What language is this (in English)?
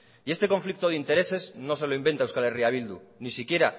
Spanish